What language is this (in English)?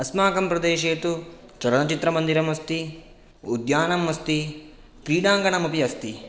Sanskrit